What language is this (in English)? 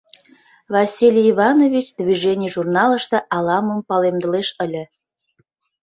Mari